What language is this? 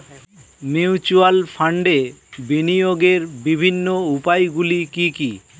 Bangla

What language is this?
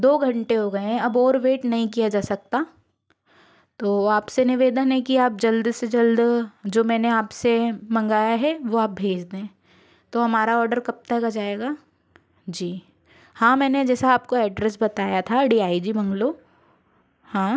Hindi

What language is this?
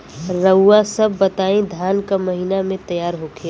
Bhojpuri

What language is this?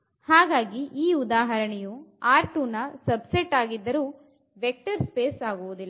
Kannada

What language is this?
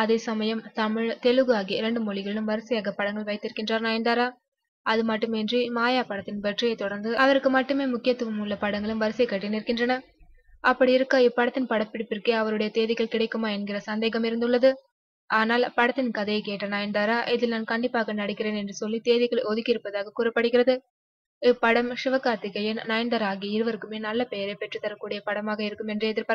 Turkish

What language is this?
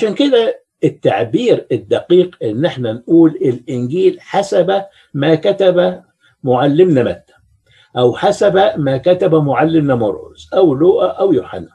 Arabic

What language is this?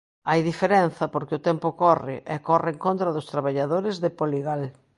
Galician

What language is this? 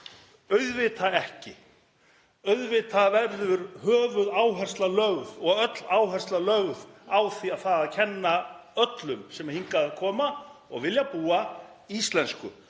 Icelandic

